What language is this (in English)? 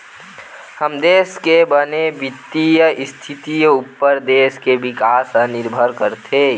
Chhattisgarhi